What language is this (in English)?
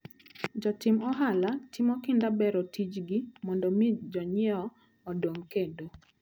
Luo (Kenya and Tanzania)